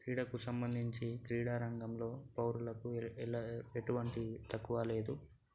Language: Telugu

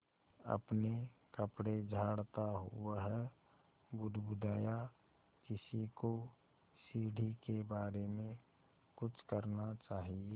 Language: Hindi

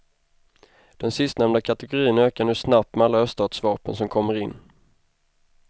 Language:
Swedish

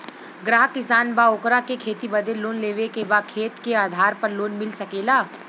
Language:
Bhojpuri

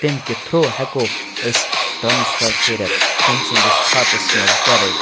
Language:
Kashmiri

